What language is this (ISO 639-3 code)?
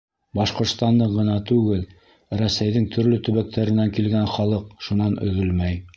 bak